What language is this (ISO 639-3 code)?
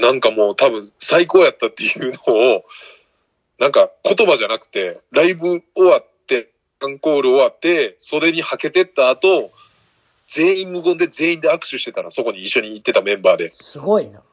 jpn